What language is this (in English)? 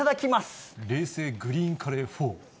Japanese